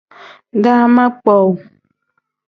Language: Tem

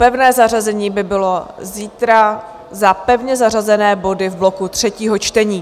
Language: Czech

